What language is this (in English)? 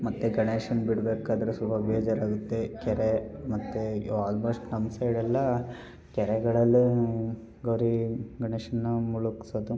Kannada